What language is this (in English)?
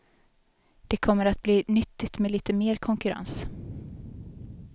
Swedish